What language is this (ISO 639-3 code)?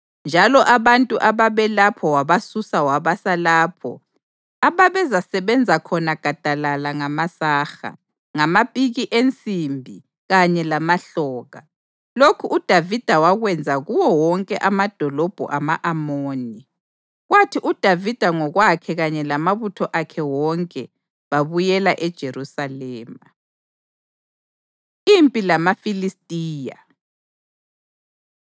nde